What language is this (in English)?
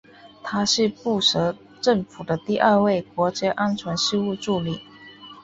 Chinese